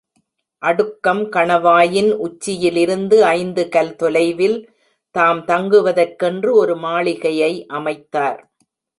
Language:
Tamil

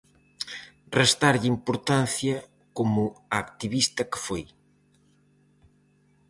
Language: Galician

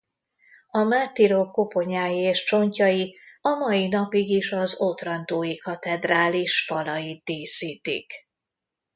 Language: Hungarian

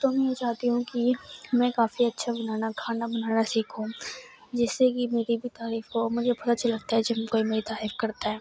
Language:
Urdu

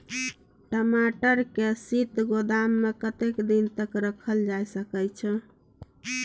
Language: Maithili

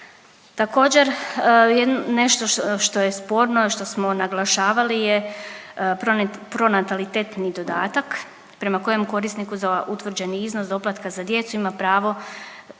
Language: Croatian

